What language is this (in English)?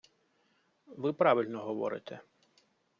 Ukrainian